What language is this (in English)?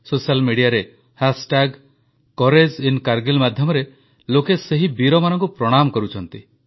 Odia